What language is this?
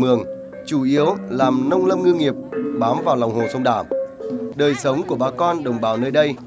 Vietnamese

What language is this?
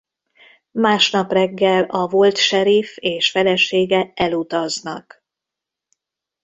Hungarian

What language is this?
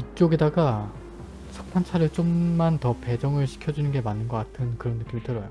Korean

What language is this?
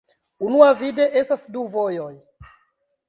Esperanto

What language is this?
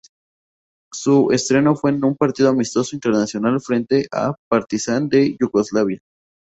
Spanish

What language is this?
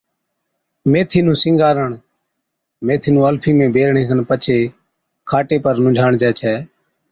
Od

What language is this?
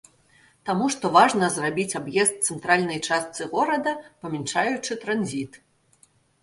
Belarusian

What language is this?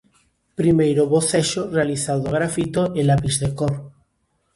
Galician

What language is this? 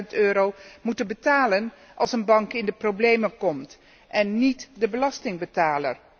Dutch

